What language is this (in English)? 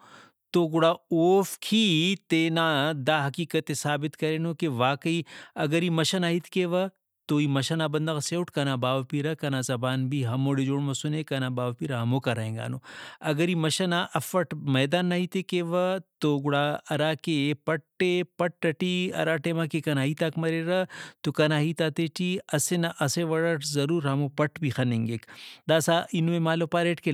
Brahui